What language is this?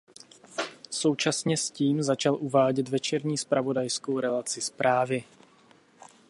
Czech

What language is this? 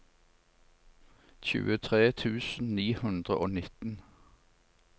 Norwegian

